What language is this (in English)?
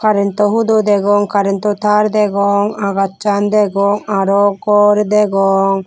Chakma